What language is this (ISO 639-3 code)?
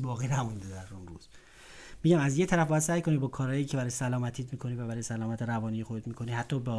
fas